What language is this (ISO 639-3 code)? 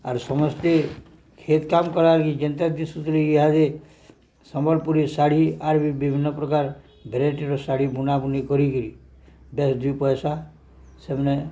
ori